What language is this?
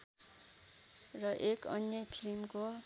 Nepali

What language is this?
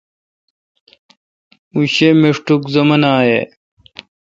Kalkoti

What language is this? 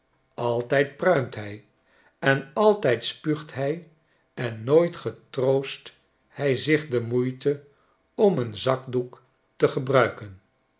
Dutch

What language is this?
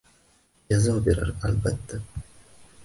Uzbek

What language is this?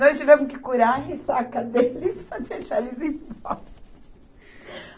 Portuguese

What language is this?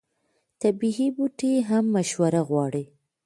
Pashto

